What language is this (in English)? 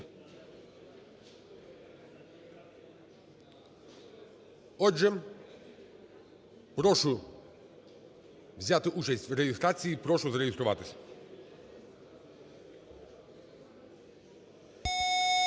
Ukrainian